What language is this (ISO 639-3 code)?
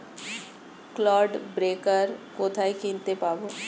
ben